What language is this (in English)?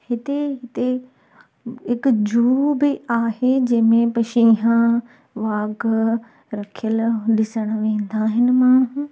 Sindhi